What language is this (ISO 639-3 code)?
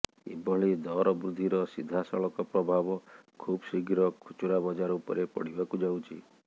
ori